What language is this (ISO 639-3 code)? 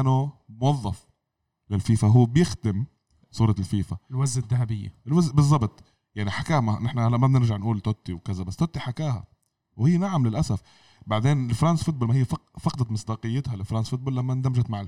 ara